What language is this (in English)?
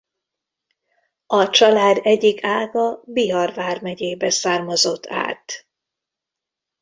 Hungarian